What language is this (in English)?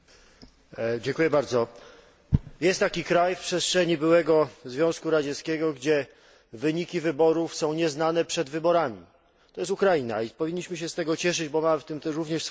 Polish